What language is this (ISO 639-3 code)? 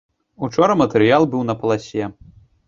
bel